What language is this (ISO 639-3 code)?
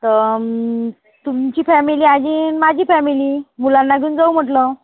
mar